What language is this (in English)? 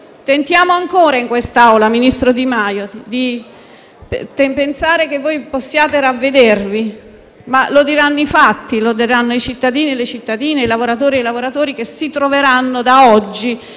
Italian